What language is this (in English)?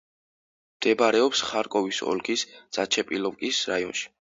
Georgian